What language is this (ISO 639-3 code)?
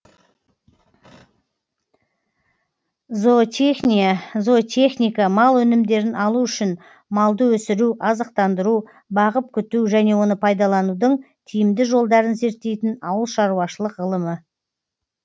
kaz